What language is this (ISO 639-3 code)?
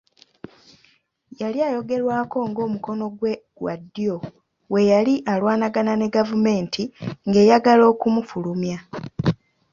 lug